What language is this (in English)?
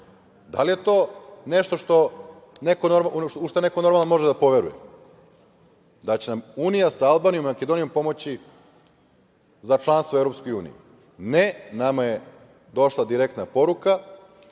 Serbian